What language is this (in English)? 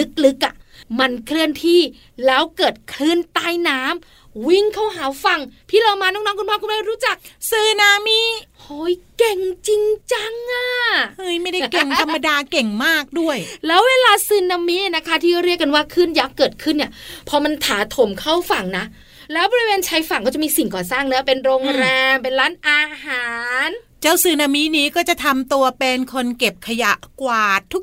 Thai